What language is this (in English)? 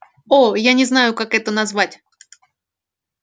Russian